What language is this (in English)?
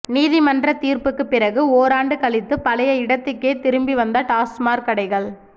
Tamil